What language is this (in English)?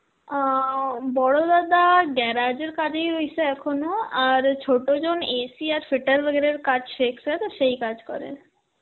Bangla